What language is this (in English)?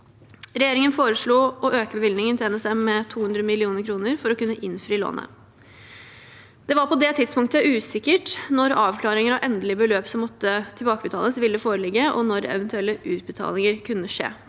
Norwegian